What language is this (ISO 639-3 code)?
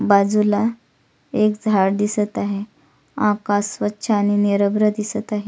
mar